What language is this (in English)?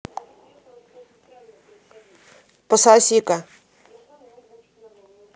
Russian